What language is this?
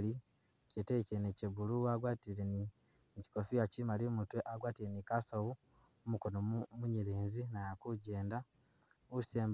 Masaaba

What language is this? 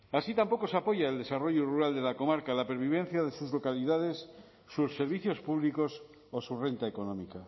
Spanish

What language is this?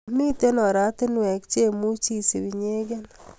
Kalenjin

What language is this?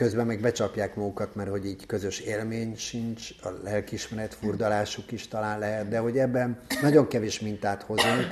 Hungarian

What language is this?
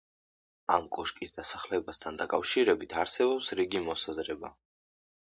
Georgian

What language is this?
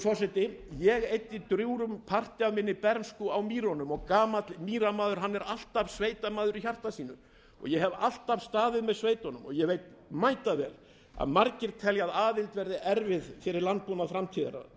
Icelandic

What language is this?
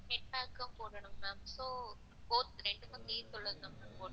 Tamil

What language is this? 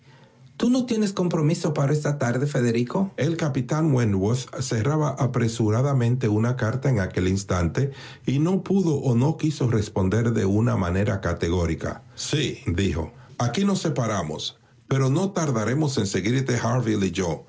Spanish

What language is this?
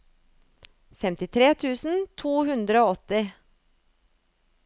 Norwegian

